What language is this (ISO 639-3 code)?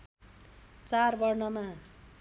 nep